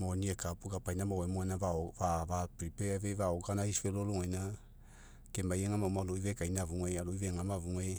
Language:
Mekeo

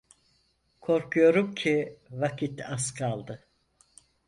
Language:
Turkish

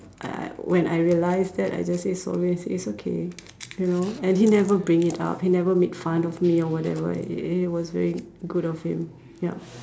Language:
English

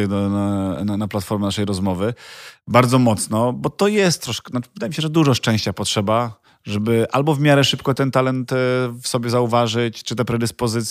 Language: Polish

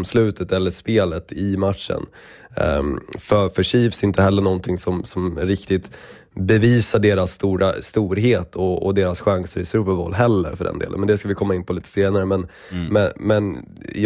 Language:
Swedish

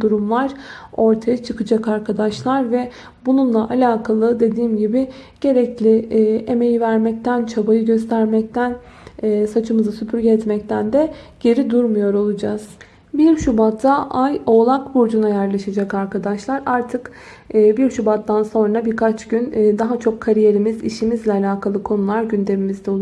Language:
Turkish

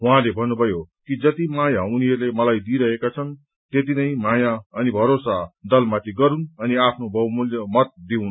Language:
Nepali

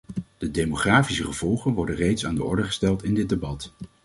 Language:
Dutch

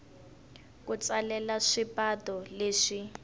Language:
Tsonga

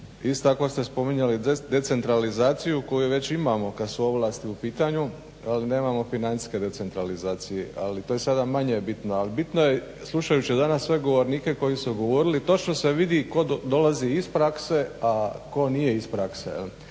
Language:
Croatian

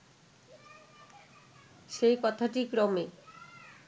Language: Bangla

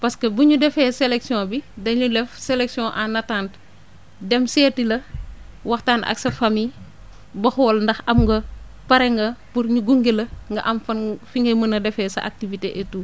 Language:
Wolof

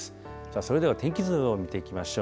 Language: Japanese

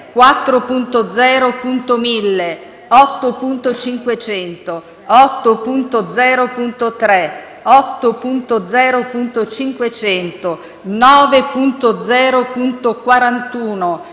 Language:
Italian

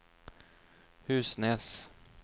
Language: Norwegian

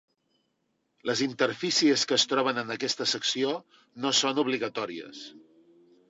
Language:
Catalan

